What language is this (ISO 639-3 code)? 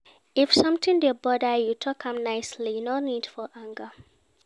pcm